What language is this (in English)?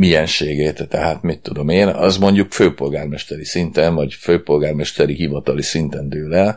Hungarian